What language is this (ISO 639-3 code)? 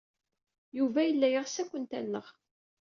kab